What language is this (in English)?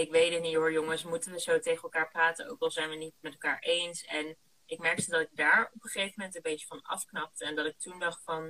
Dutch